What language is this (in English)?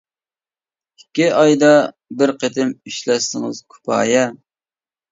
Uyghur